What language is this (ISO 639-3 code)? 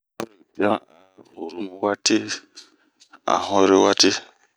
bmq